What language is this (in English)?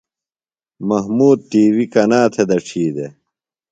Phalura